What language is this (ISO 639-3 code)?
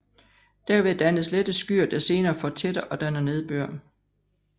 dan